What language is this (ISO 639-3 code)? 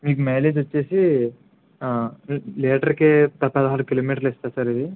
tel